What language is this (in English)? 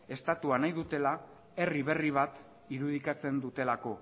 Basque